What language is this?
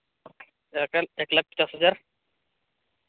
Santali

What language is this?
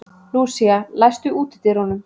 Icelandic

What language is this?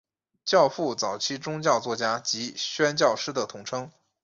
Chinese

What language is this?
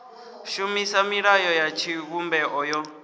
Venda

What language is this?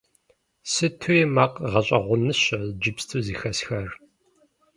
Kabardian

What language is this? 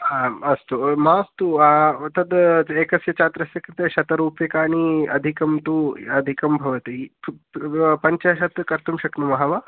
Sanskrit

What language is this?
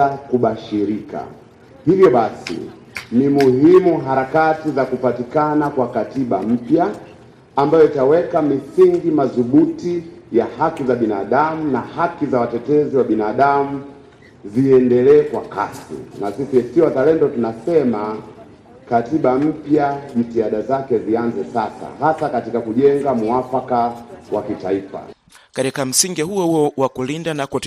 Swahili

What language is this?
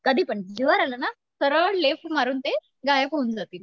Marathi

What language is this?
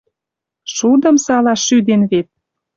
Western Mari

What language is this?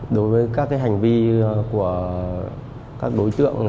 Vietnamese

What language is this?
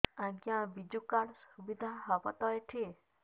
Odia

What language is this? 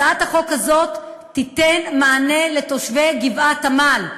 Hebrew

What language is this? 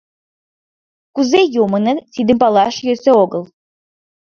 Mari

